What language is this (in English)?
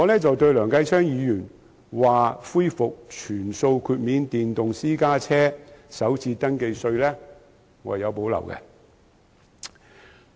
Cantonese